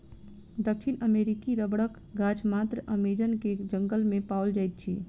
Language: Maithili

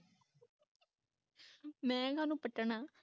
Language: Punjabi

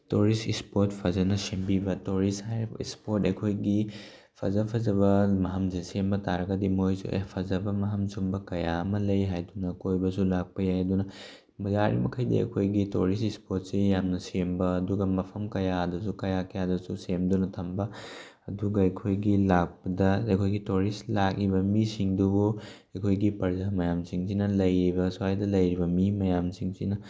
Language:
Manipuri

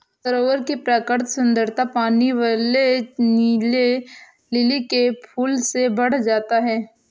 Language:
Hindi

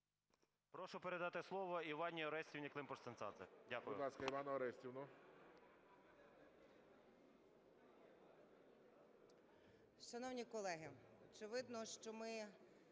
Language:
Ukrainian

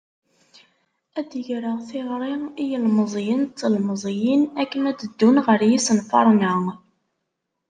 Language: Kabyle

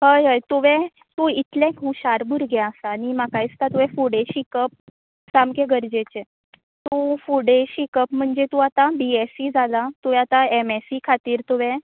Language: Konkani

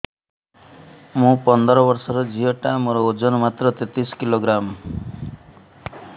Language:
Odia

